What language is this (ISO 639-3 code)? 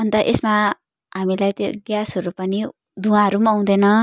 nep